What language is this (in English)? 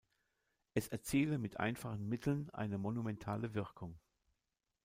German